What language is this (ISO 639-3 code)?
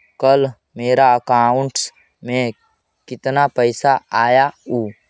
mag